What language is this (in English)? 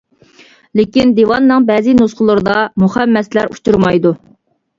Uyghur